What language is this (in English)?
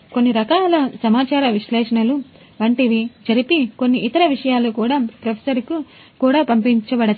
Telugu